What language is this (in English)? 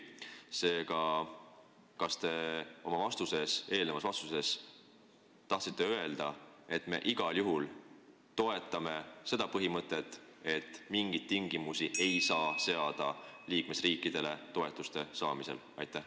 Estonian